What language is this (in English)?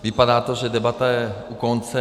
Czech